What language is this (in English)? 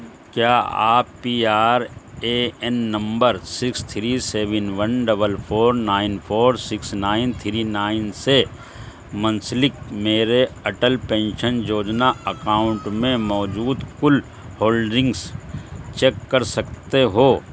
Urdu